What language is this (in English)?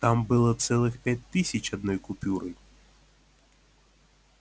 Russian